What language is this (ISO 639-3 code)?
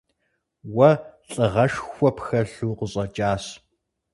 kbd